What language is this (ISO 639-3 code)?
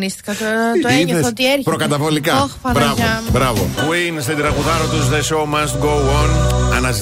ell